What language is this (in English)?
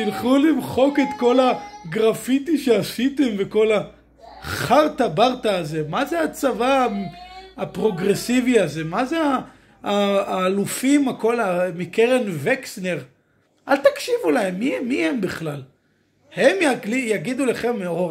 Hebrew